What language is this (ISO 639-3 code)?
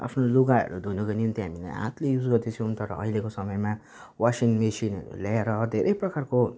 nep